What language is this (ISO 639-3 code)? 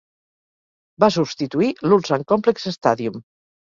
cat